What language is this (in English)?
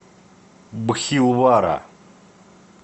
Russian